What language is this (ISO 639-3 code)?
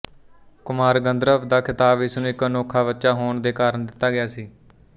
pan